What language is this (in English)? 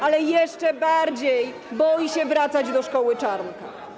Polish